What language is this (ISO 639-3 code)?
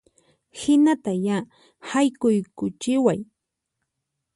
qxp